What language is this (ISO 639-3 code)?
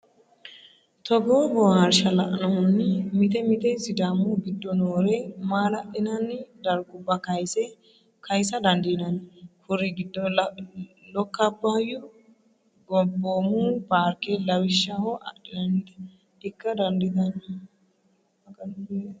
sid